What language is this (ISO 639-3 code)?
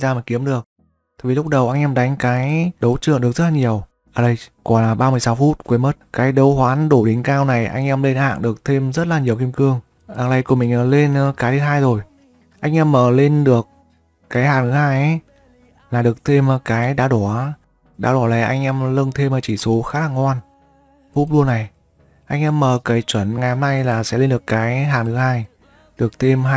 vie